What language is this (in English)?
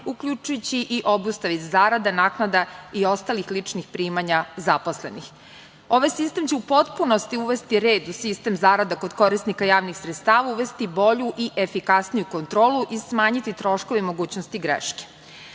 Serbian